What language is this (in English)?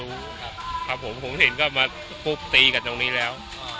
Thai